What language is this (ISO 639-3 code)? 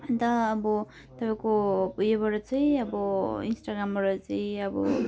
nep